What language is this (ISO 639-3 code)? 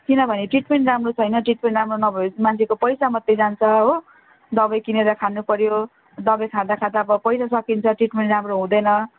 nep